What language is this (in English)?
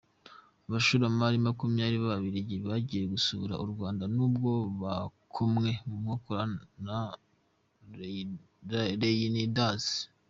Kinyarwanda